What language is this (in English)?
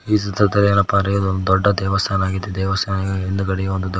Kannada